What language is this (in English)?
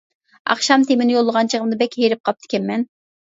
Uyghur